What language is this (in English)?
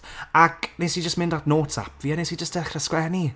Welsh